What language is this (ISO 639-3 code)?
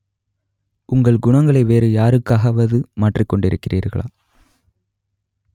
tam